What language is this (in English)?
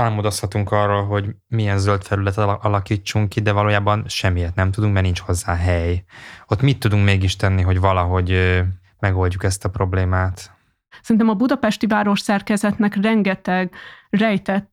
Hungarian